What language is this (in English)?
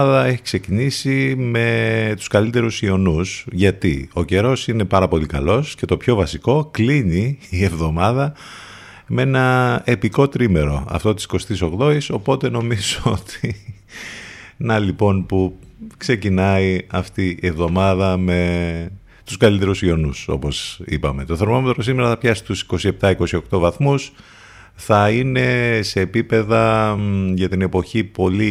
Greek